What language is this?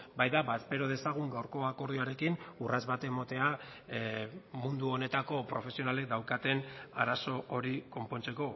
Basque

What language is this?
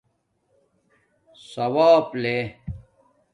Domaaki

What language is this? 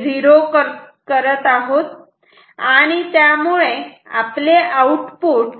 Marathi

